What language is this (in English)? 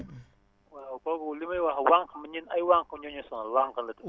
Wolof